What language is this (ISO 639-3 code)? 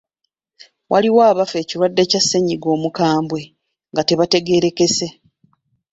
lug